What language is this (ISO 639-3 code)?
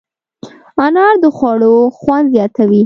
pus